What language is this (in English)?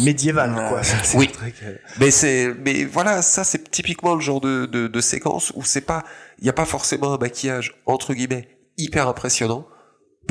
French